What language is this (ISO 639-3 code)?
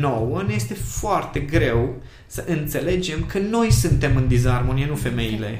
ron